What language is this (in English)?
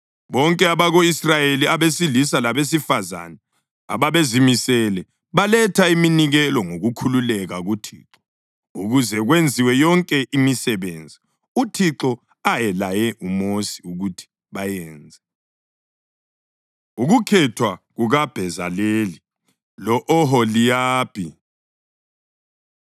North Ndebele